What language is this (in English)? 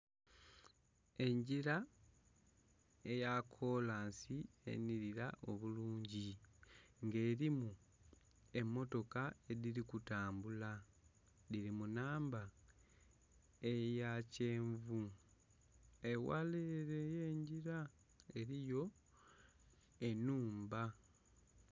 Soga